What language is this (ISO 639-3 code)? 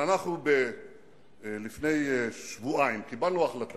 heb